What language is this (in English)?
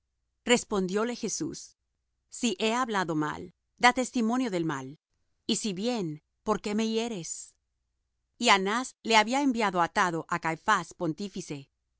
Spanish